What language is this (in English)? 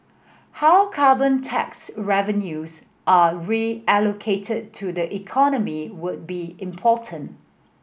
English